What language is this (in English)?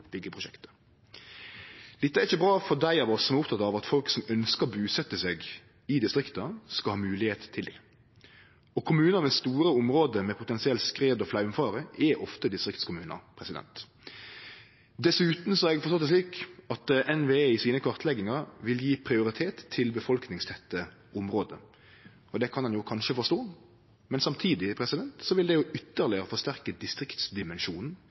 Norwegian Nynorsk